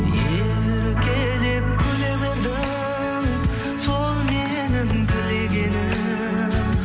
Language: Kazakh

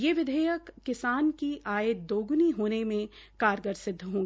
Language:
Hindi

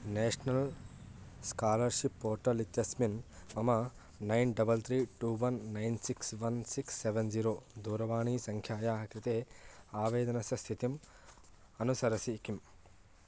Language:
Sanskrit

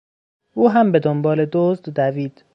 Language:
Persian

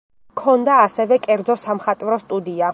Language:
Georgian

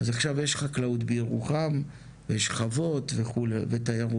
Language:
Hebrew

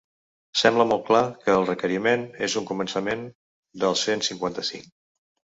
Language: Catalan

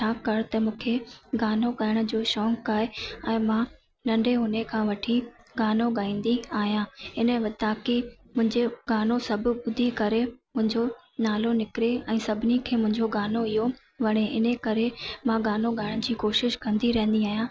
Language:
Sindhi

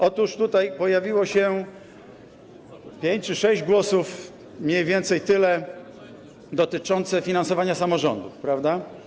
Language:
Polish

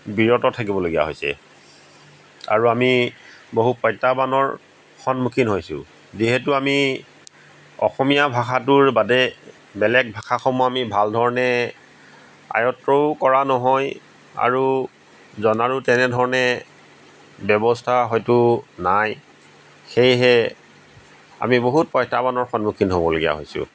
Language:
Assamese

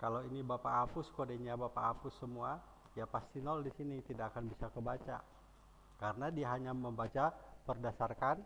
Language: Indonesian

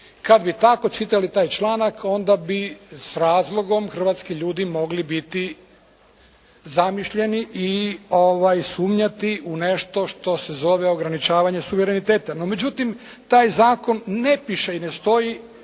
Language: Croatian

